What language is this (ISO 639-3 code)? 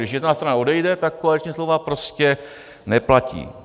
ces